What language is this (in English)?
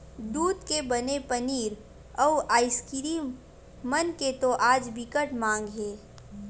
Chhattisgarhi